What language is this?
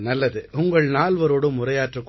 Tamil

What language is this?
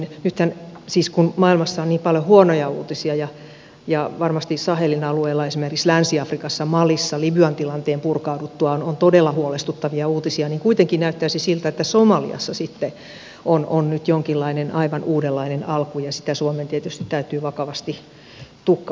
Finnish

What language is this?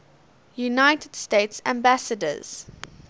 English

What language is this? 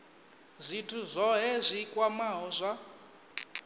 Venda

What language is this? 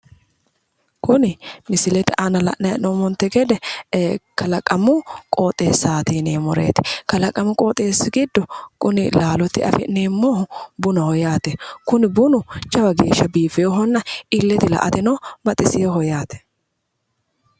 Sidamo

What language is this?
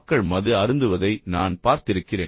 Tamil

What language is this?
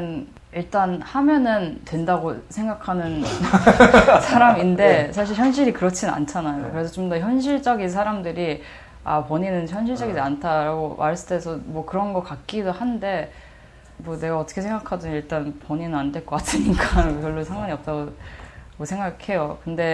Korean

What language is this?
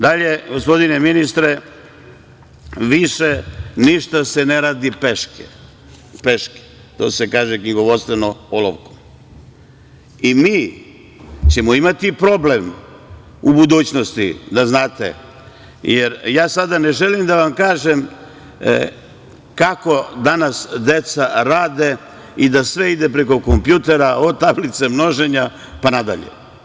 Serbian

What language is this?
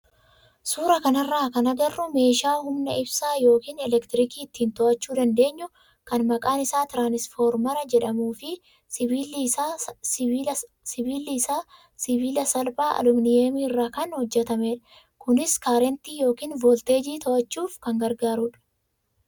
Oromo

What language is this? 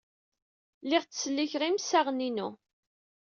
Kabyle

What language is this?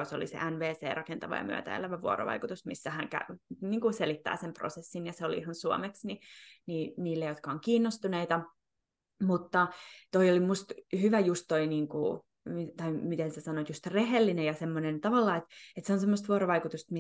Finnish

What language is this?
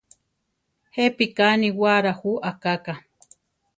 Central Tarahumara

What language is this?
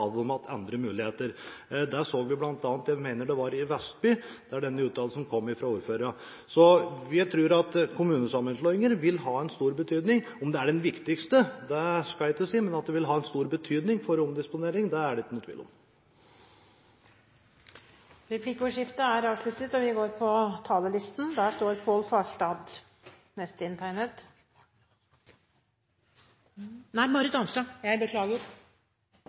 Norwegian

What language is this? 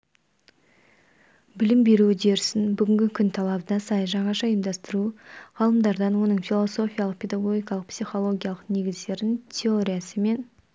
Kazakh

